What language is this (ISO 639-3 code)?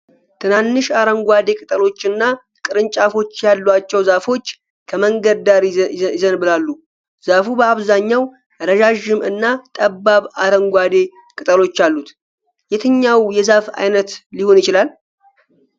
amh